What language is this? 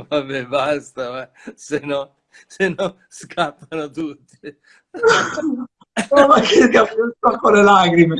Italian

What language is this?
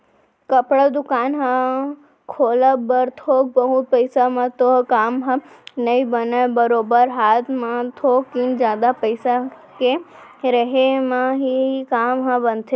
Chhattisgarhi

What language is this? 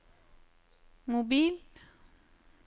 Norwegian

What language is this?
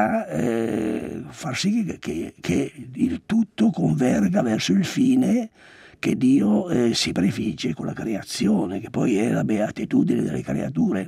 Italian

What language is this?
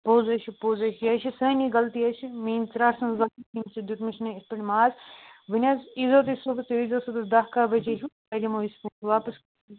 Kashmiri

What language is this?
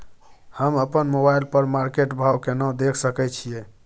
Maithili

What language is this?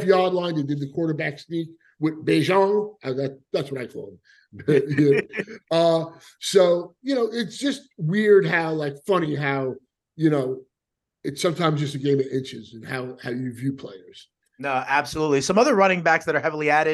English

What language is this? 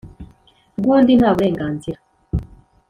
Kinyarwanda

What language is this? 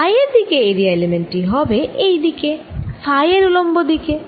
Bangla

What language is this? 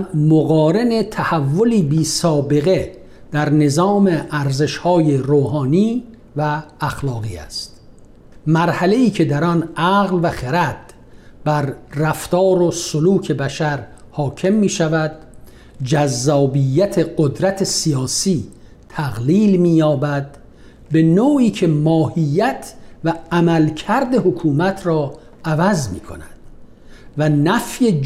Persian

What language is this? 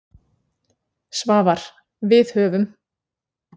Icelandic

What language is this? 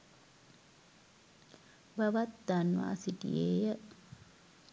Sinhala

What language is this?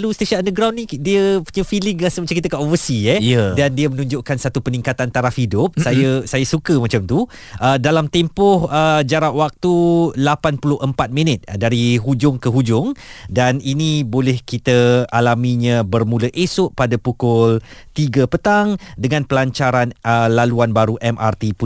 Malay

